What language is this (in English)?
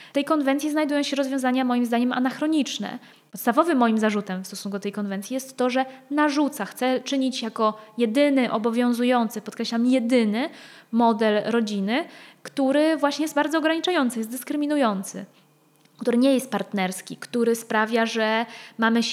Polish